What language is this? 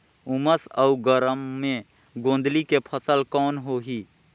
Chhattisgarhi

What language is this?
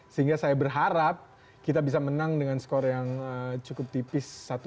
Indonesian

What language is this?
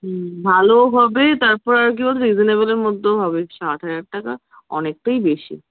Bangla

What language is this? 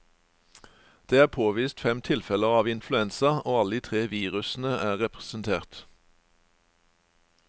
Norwegian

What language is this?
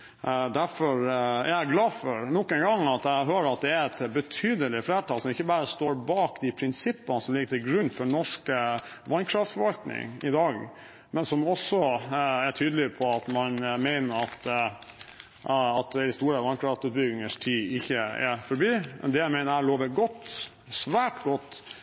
Norwegian Bokmål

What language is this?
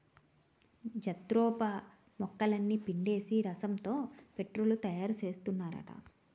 Telugu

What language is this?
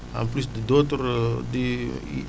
Wolof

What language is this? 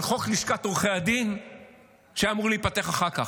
Hebrew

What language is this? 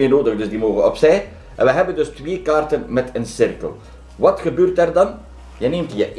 Dutch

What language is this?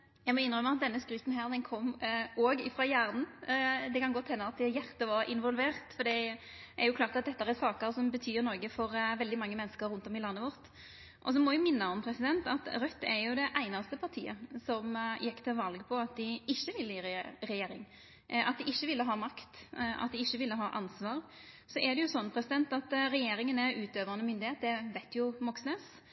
Norwegian Nynorsk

